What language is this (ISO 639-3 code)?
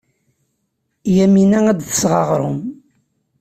kab